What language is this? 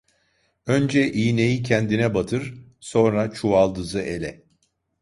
Turkish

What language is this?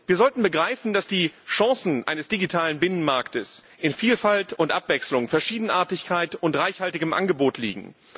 German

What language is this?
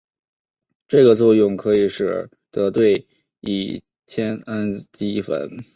Chinese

